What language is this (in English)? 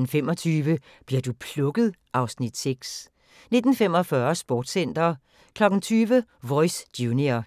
Danish